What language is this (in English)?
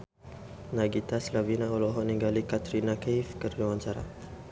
Sundanese